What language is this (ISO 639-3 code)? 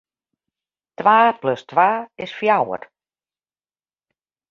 fry